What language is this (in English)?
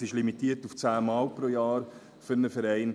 Swiss German